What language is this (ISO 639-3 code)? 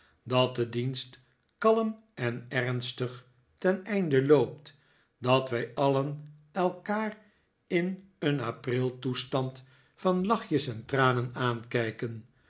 nld